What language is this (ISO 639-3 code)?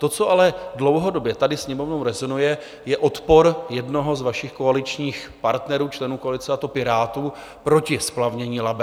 ces